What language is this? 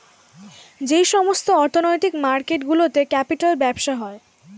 Bangla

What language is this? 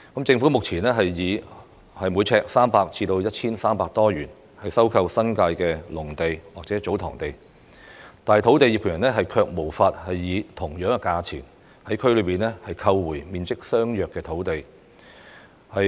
Cantonese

